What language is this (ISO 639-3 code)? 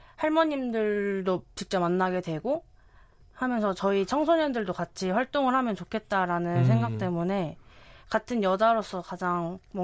kor